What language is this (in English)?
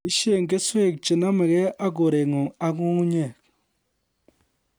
Kalenjin